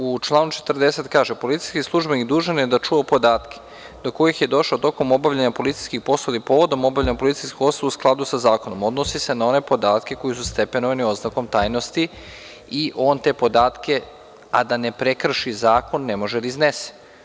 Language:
Serbian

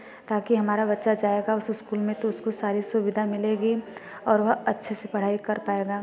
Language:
Hindi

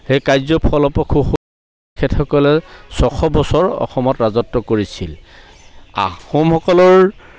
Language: Assamese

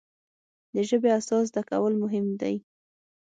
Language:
Pashto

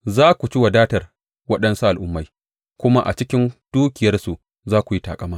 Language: Hausa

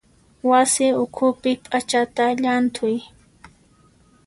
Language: Puno Quechua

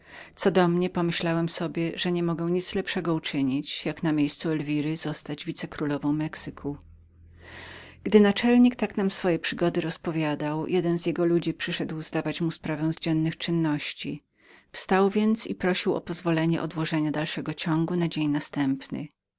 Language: Polish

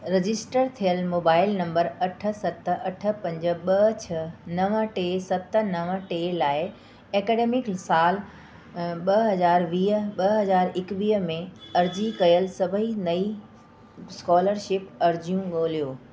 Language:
Sindhi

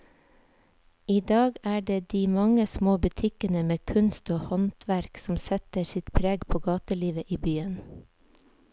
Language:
Norwegian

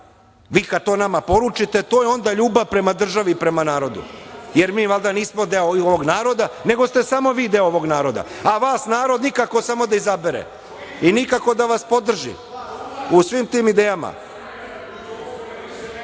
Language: Serbian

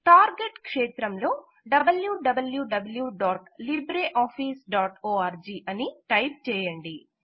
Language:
Telugu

